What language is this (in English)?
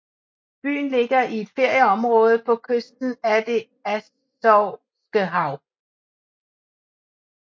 Danish